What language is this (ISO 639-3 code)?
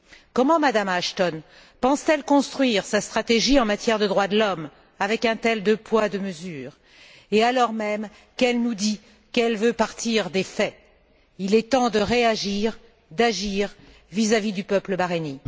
fra